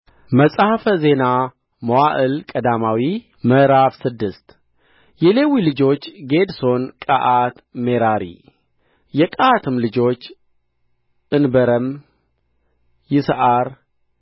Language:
Amharic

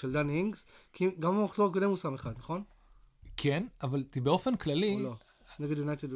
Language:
Hebrew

